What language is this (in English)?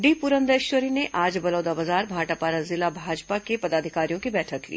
Hindi